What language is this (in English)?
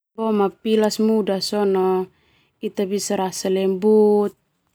Termanu